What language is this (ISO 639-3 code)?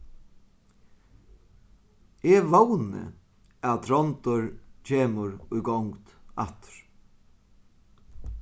fao